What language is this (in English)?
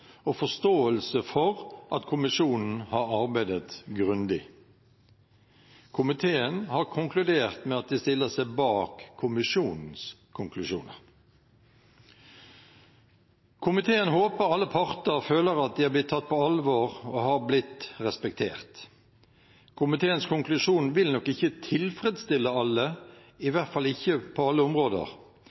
Norwegian Bokmål